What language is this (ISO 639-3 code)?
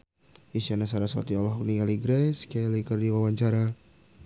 sun